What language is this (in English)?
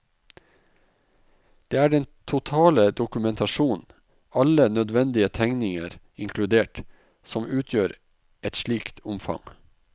Norwegian